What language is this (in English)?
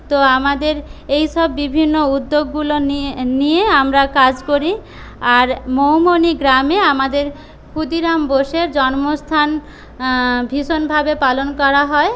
Bangla